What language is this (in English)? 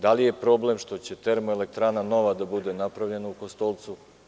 Serbian